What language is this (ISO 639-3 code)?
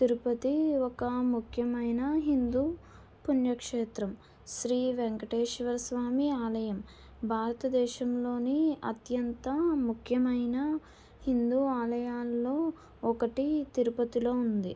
tel